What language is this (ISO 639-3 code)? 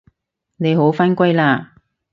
yue